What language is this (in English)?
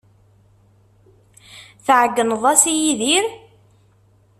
Kabyle